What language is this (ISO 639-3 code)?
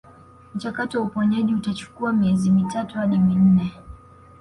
swa